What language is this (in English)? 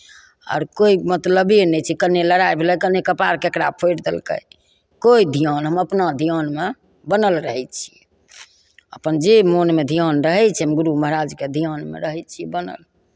Maithili